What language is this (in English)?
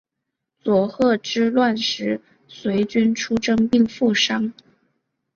Chinese